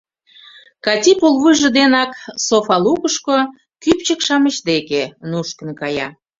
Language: Mari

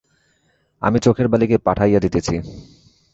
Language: Bangla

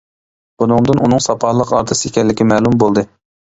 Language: Uyghur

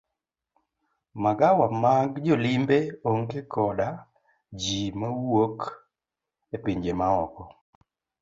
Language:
Luo (Kenya and Tanzania)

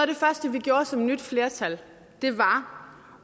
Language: Danish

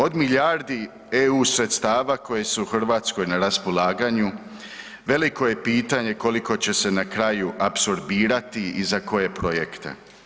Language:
Croatian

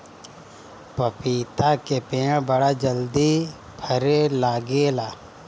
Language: Bhojpuri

